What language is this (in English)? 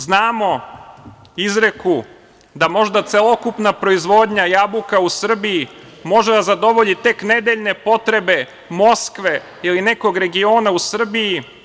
Serbian